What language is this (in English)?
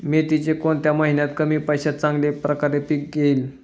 Marathi